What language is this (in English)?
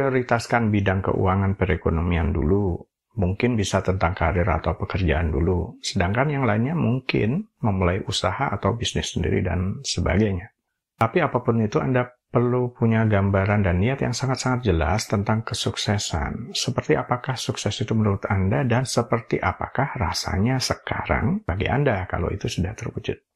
Indonesian